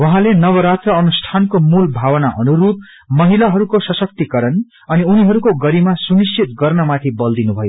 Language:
Nepali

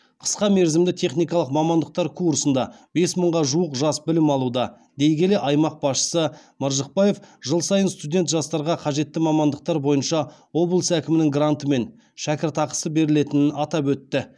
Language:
Kazakh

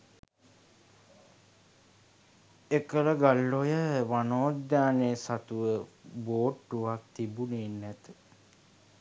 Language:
Sinhala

